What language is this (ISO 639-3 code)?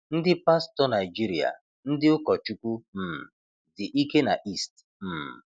ibo